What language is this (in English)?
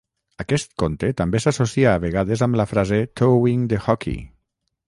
Catalan